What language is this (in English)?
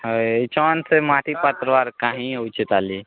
Odia